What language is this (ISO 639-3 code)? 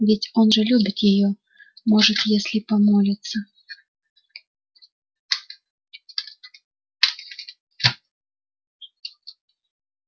rus